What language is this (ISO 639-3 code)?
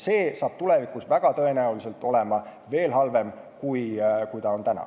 est